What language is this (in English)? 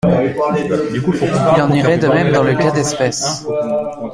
French